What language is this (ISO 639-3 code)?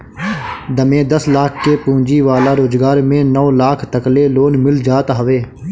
bho